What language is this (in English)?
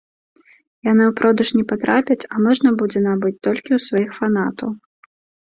Belarusian